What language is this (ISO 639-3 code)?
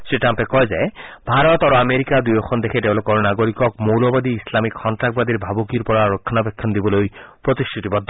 asm